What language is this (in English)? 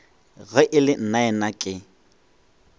Northern Sotho